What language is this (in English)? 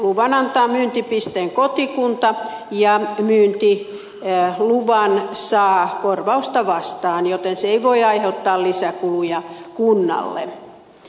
Finnish